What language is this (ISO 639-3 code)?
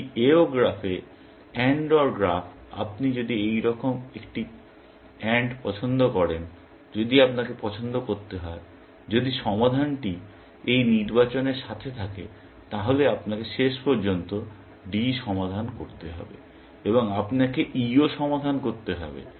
ben